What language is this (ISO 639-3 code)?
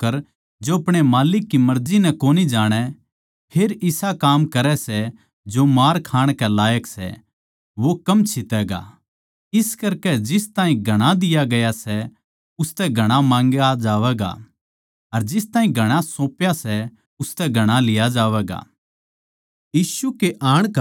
bgc